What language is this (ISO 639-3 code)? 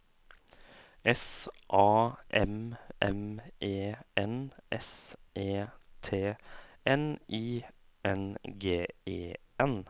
nor